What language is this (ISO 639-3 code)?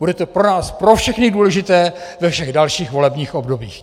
ces